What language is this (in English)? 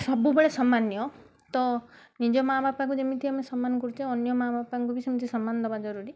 Odia